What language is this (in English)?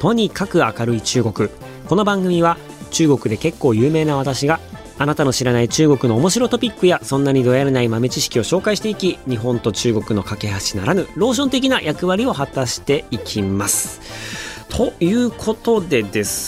Japanese